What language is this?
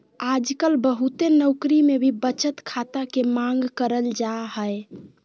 Magahi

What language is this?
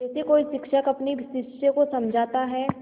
Hindi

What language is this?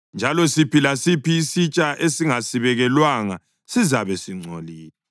North Ndebele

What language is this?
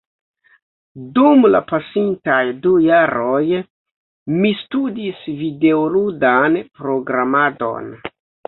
Esperanto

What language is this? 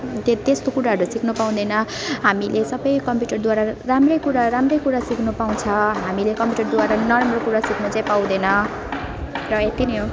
Nepali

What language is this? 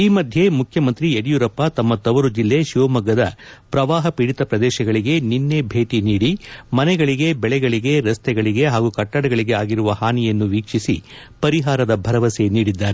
Kannada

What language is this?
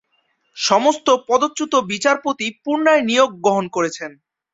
Bangla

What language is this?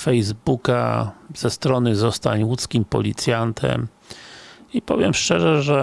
Polish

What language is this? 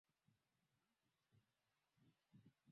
Swahili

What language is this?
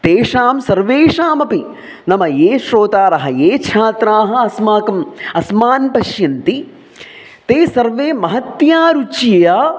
Sanskrit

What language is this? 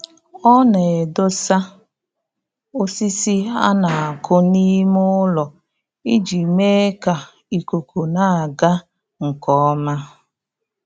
Igbo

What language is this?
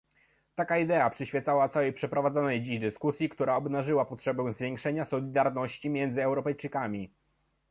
Polish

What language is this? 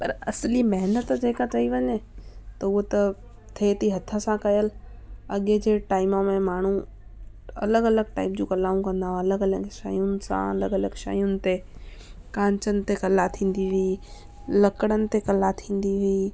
Sindhi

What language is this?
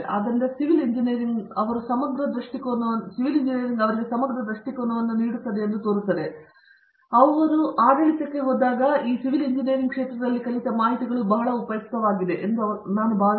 Kannada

